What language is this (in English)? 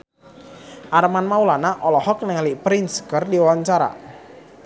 Sundanese